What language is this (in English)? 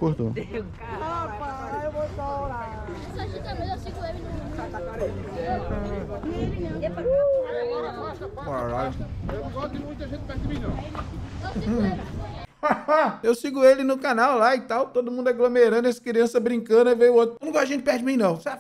Portuguese